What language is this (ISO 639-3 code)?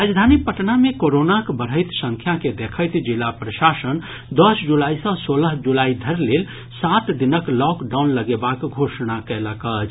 mai